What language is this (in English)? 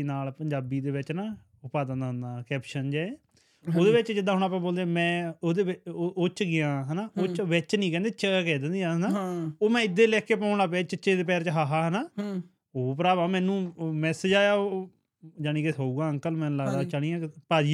Punjabi